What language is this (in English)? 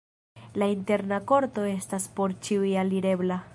Esperanto